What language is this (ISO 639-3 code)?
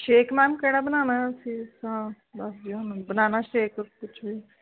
pan